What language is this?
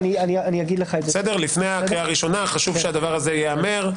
Hebrew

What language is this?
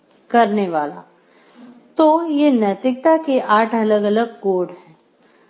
Hindi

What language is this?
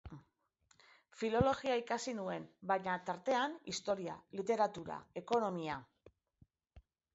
Basque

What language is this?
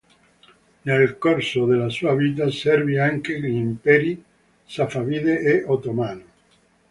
Italian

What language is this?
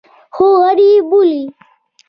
Pashto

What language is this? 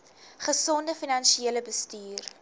Afrikaans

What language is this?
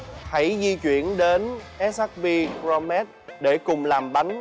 Vietnamese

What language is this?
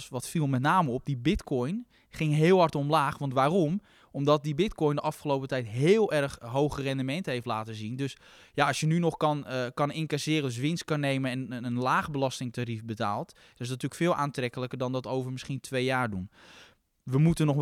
Dutch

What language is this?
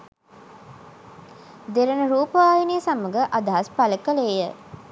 Sinhala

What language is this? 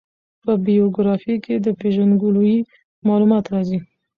Pashto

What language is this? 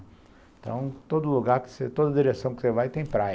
Portuguese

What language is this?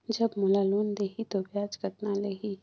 Chhattisgarhi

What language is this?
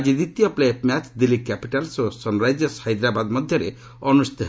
Odia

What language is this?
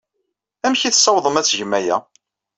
Kabyle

